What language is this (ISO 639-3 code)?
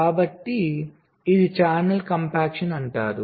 tel